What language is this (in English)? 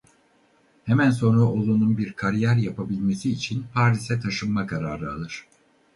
Turkish